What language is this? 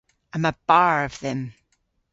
Cornish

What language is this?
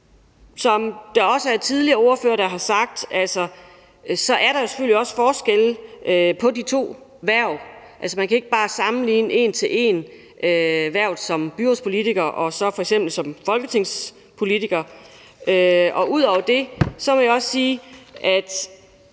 Danish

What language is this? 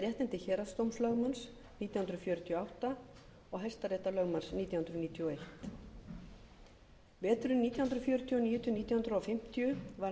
Icelandic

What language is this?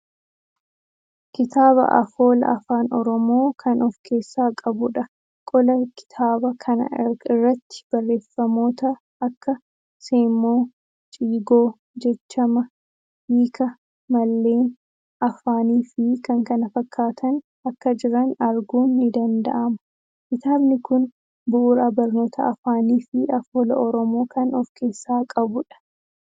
Oromo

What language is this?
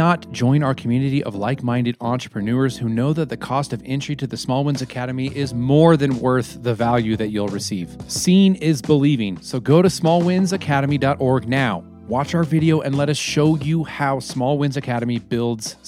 English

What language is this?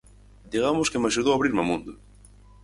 Galician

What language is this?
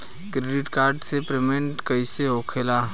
Bhojpuri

